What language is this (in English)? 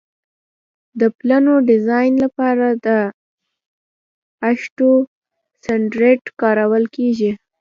Pashto